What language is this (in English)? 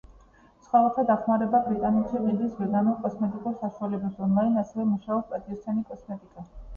Georgian